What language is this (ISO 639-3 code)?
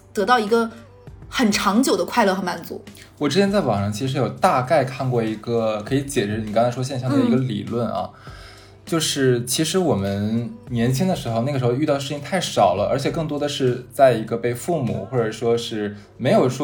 zho